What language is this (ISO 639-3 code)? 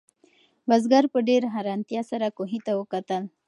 pus